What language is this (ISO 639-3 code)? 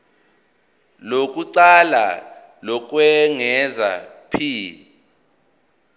zul